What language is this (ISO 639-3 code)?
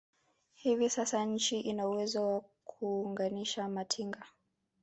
swa